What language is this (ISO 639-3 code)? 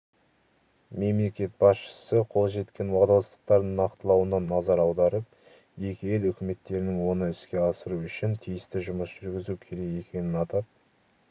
kaz